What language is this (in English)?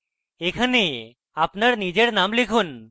Bangla